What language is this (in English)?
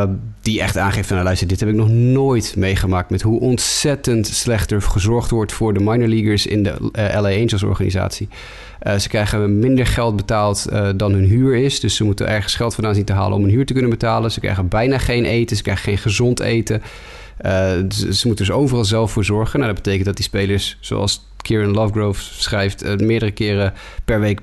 Dutch